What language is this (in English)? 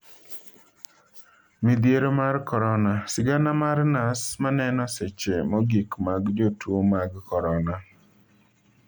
Luo (Kenya and Tanzania)